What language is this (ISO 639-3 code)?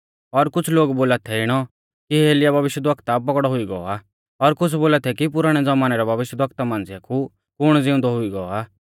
bfz